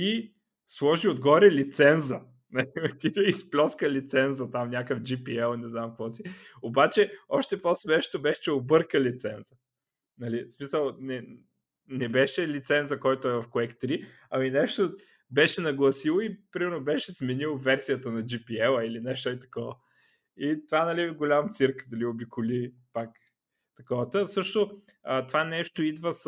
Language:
Bulgarian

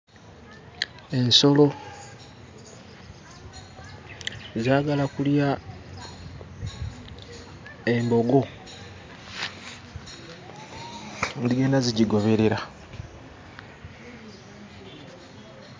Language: Ganda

